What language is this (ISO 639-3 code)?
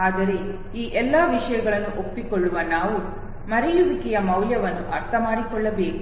kan